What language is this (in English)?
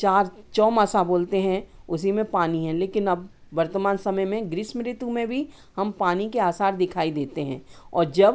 Hindi